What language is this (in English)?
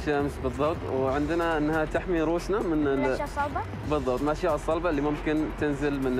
Arabic